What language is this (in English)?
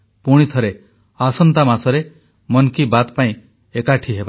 Odia